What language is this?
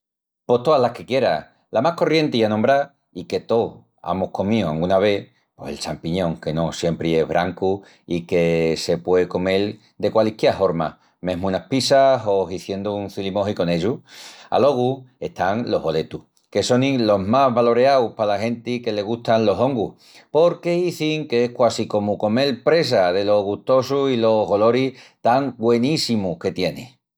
Extremaduran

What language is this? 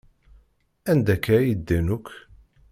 Kabyle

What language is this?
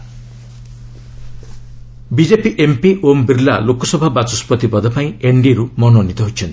Odia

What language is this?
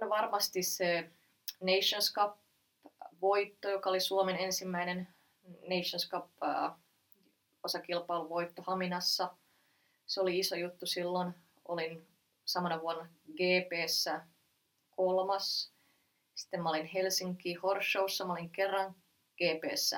Finnish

